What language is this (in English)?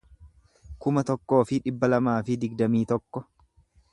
Oromo